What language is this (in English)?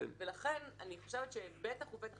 Hebrew